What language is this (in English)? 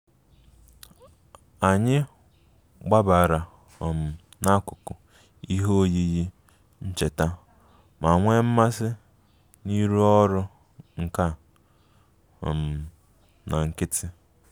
Igbo